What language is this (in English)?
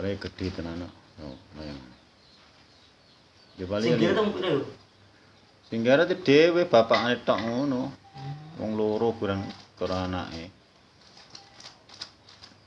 Indonesian